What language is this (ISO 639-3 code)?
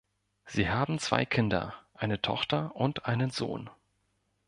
deu